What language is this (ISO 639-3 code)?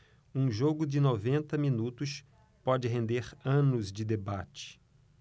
por